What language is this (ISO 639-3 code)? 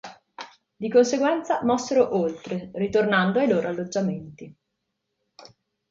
ita